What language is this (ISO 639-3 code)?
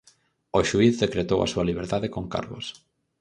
glg